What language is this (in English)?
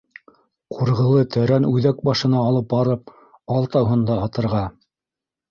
Bashkir